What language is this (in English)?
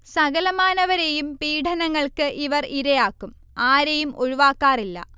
Malayalam